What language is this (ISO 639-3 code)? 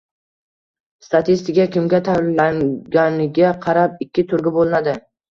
uzb